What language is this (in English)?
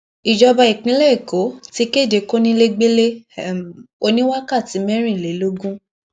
Yoruba